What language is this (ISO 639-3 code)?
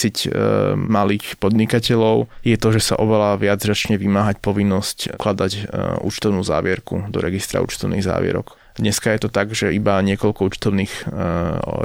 slk